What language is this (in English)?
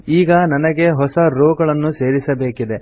Kannada